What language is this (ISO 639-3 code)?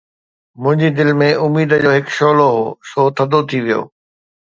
snd